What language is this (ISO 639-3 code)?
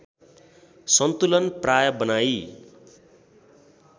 nep